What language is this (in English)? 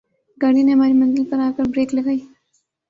Urdu